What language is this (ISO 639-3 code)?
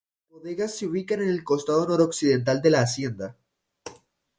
spa